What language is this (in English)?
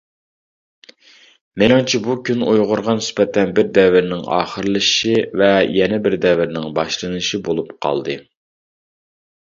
Uyghur